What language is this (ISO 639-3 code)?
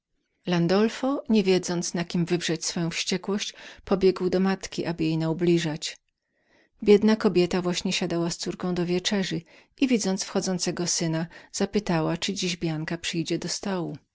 pol